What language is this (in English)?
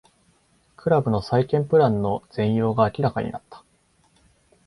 Japanese